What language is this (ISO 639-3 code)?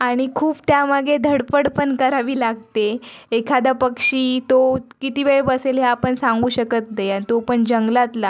mar